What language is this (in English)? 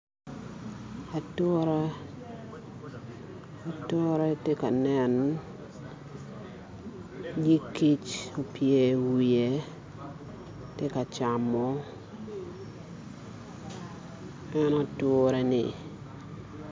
Acoli